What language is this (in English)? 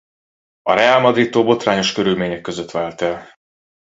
Hungarian